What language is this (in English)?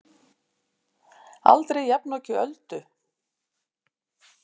Icelandic